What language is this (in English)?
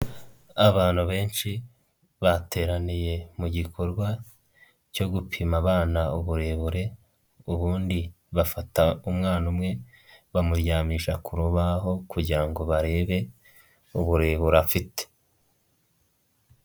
Kinyarwanda